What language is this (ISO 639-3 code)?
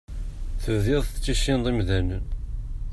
kab